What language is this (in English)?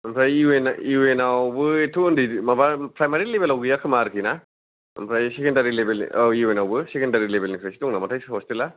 Bodo